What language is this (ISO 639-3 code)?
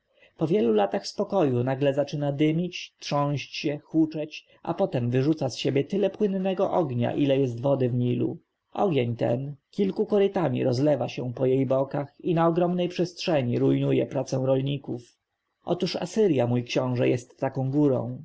pol